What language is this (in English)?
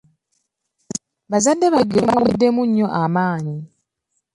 Ganda